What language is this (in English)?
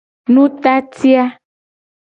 Gen